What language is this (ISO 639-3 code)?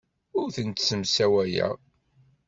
kab